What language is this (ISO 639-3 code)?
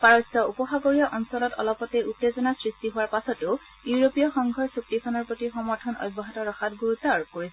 asm